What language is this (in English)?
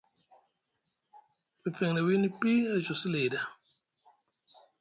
Musgu